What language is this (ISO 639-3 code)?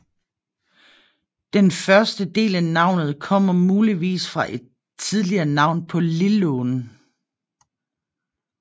dan